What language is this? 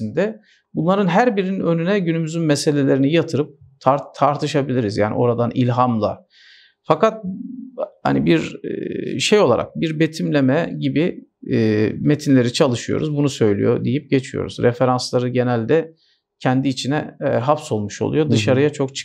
Turkish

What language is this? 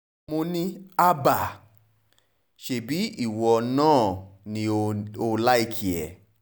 Yoruba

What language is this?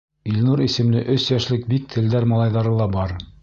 Bashkir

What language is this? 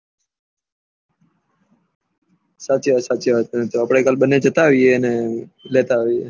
Gujarati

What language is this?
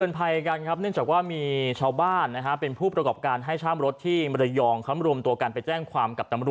Thai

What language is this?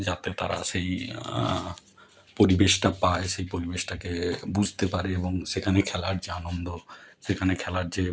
Bangla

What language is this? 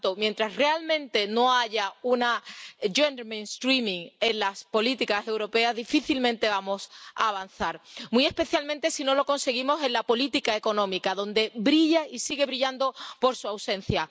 Spanish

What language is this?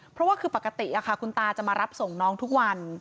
Thai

